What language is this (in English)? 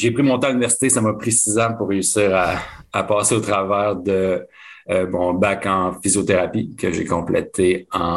French